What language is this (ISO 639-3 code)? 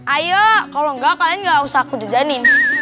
ind